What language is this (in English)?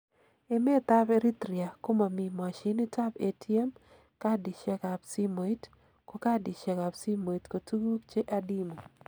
Kalenjin